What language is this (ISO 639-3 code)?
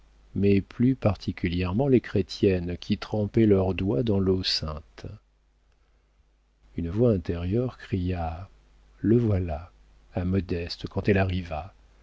fra